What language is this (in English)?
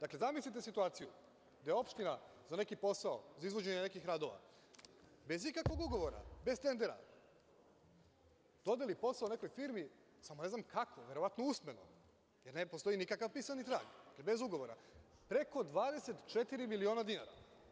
Serbian